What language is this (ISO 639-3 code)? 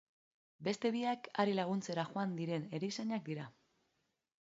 eus